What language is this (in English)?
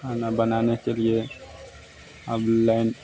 Hindi